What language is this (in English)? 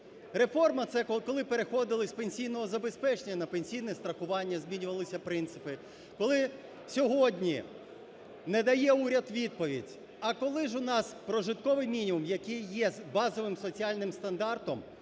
Ukrainian